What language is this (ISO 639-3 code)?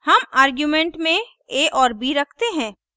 hin